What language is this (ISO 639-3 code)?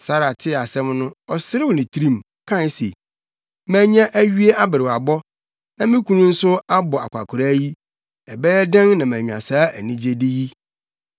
aka